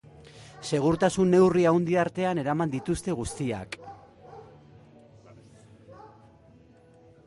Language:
Basque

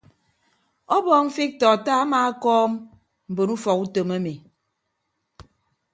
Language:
Ibibio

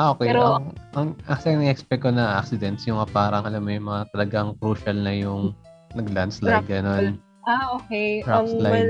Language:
Filipino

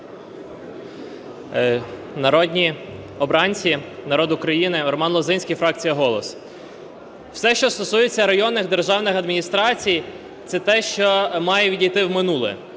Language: Ukrainian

